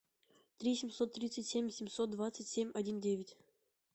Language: Russian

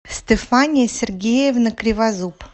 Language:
Russian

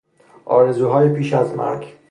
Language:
Persian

